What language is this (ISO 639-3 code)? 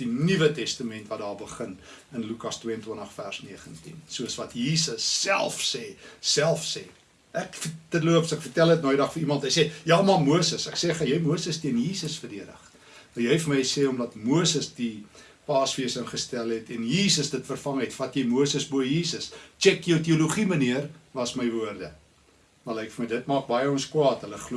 nld